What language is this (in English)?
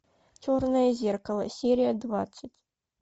Russian